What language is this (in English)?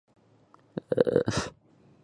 Chinese